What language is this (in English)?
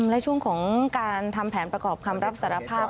Thai